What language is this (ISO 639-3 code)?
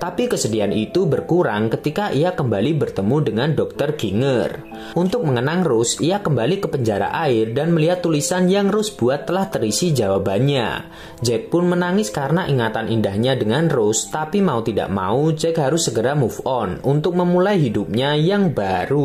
ind